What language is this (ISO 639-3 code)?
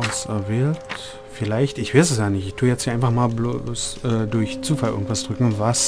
deu